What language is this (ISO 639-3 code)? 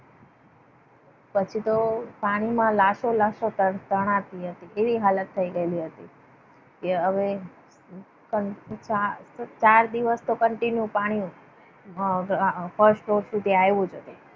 guj